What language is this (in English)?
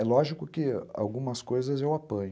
Portuguese